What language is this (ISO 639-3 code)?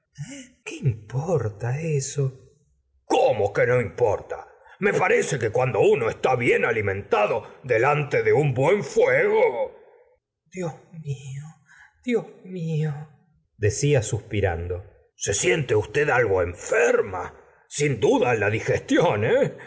spa